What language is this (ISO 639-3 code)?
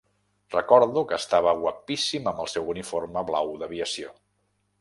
cat